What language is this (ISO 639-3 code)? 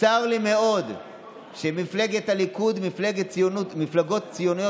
heb